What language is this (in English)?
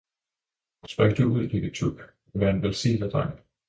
Danish